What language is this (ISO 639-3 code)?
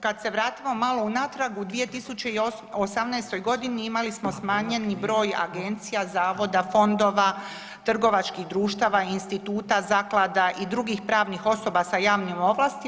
hrv